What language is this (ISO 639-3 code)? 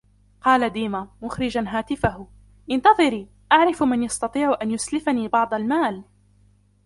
ara